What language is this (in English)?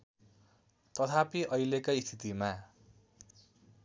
Nepali